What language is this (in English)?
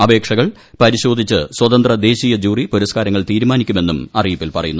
Malayalam